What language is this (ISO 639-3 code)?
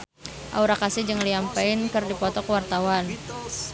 sun